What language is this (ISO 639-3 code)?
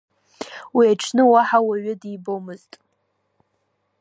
abk